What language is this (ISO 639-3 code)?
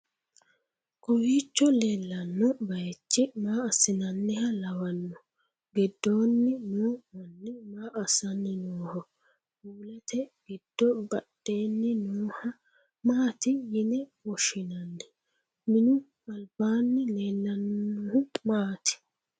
sid